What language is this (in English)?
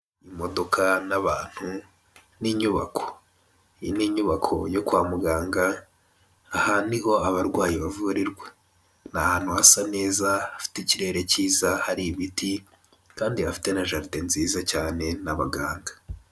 Kinyarwanda